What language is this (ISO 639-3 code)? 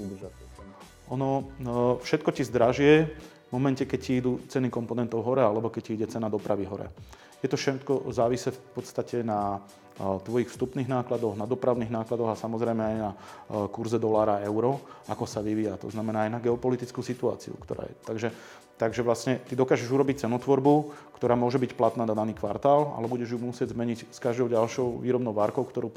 slk